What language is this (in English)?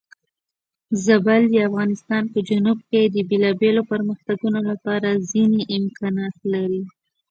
Pashto